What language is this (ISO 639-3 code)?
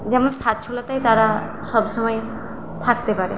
ben